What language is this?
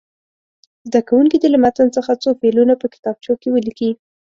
Pashto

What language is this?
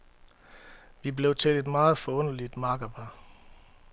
Danish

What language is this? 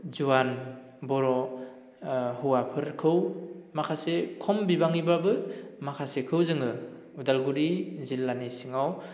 Bodo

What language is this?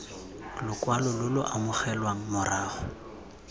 Tswana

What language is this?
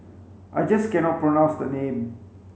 English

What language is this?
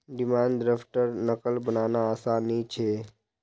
Magahi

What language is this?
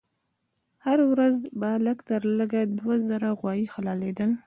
Pashto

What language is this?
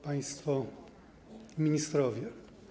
Polish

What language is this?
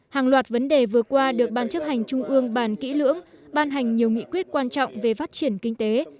Vietnamese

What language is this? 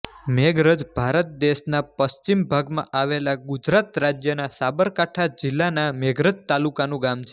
Gujarati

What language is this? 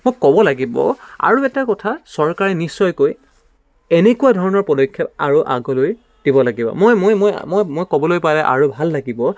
Assamese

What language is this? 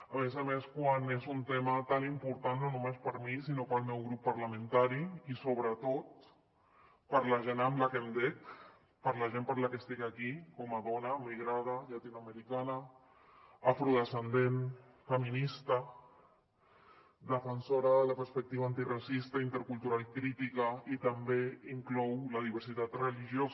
Catalan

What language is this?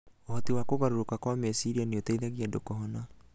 Kikuyu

